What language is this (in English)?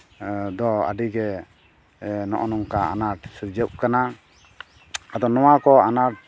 Santali